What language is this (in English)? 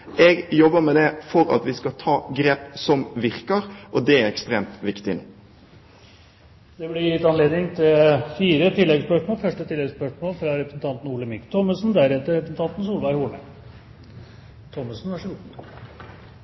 Norwegian Bokmål